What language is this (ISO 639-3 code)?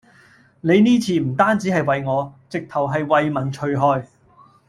yue